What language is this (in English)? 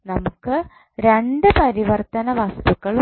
Malayalam